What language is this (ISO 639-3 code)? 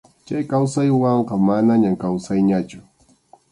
qxu